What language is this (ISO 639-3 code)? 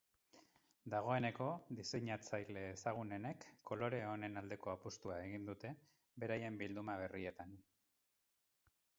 eus